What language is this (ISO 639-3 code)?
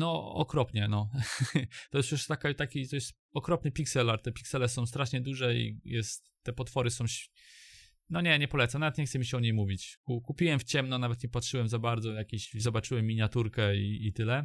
pol